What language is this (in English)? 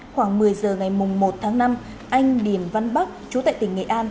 Vietnamese